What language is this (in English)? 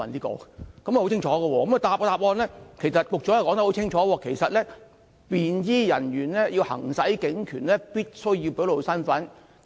Cantonese